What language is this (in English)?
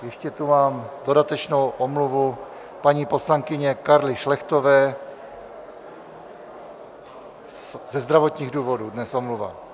Czech